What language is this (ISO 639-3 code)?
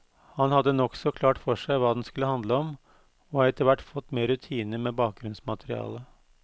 nor